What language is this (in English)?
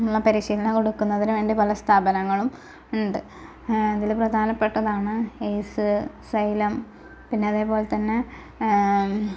Malayalam